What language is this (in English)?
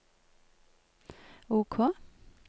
Norwegian